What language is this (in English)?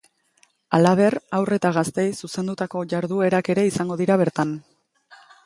Basque